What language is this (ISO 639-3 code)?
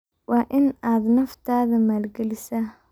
som